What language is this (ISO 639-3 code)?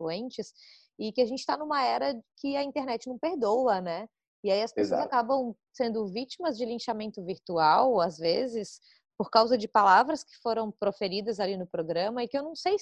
por